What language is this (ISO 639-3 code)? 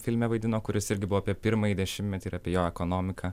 lit